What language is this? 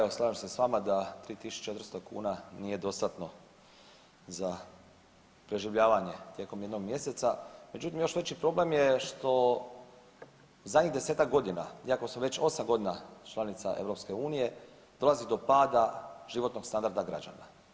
Croatian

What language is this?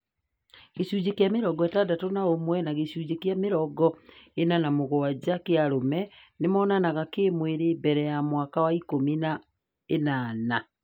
Kikuyu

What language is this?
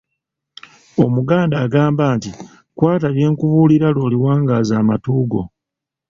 Ganda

